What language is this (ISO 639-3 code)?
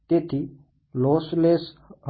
guj